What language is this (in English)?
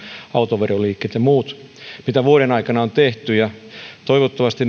Finnish